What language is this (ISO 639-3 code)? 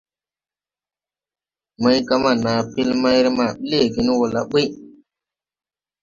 tui